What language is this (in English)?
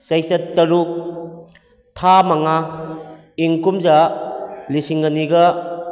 Manipuri